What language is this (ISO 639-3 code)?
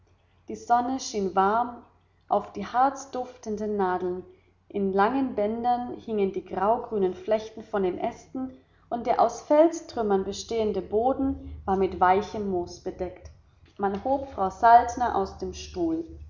deu